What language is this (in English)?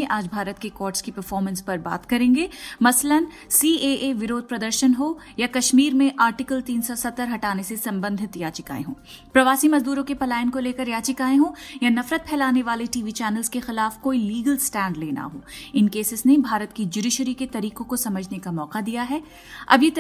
Hindi